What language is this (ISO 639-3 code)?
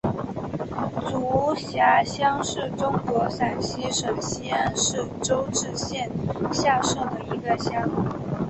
zho